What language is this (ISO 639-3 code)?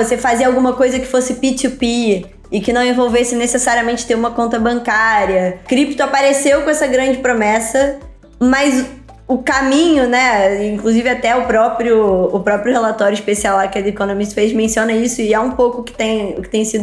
por